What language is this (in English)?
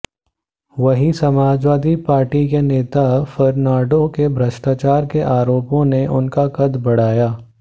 Hindi